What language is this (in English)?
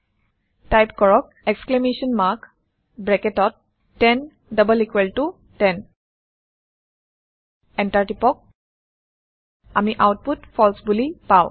Assamese